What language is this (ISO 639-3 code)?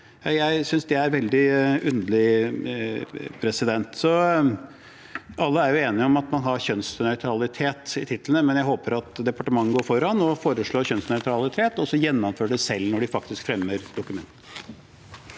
nor